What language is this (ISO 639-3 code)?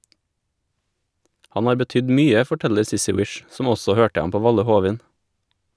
nor